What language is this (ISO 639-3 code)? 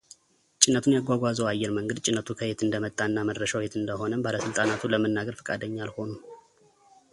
amh